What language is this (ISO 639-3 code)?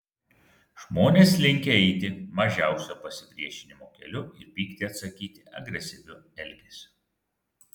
lit